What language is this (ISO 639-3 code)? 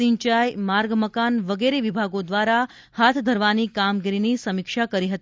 guj